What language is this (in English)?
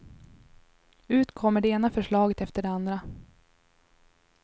Swedish